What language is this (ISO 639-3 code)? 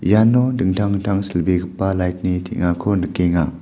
grt